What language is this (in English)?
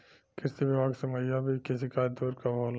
Bhojpuri